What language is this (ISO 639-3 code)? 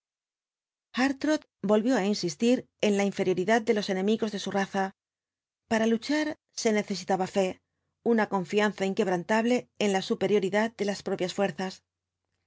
spa